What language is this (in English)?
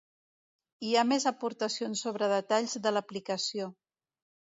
Catalan